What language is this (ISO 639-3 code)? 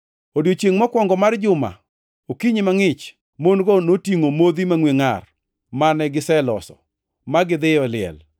luo